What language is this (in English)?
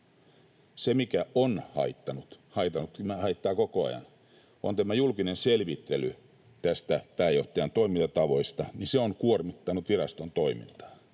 Finnish